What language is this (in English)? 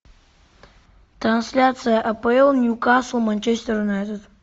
Russian